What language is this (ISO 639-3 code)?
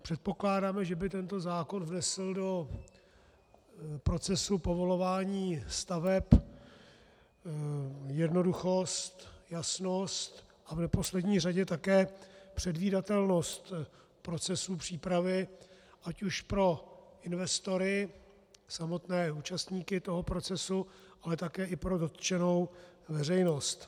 ces